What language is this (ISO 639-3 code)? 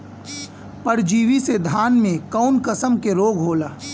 bho